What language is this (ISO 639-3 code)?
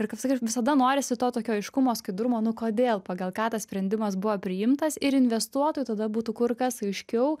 lit